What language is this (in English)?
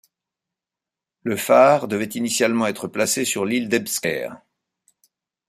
French